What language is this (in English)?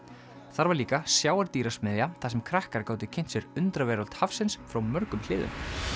Icelandic